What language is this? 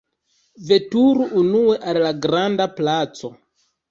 Esperanto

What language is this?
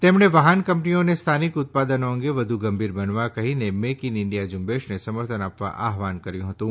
Gujarati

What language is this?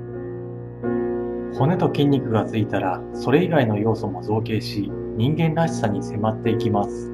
Japanese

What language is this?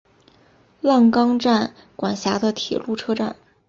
Chinese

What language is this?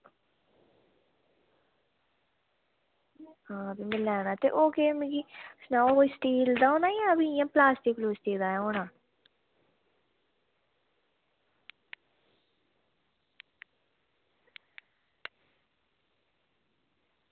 Dogri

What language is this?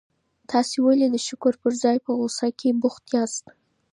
Pashto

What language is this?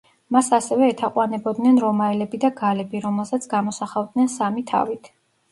Georgian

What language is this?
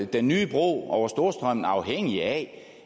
Danish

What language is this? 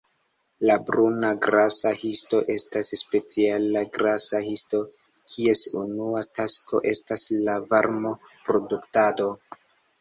Esperanto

